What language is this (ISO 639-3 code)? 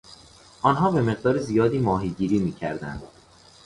fas